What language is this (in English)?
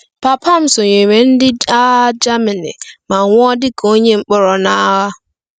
Igbo